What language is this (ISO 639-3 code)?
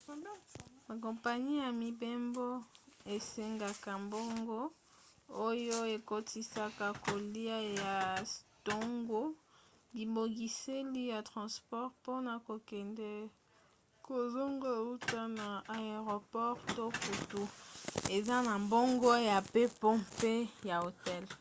lin